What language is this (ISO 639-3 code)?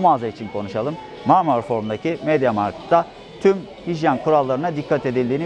tur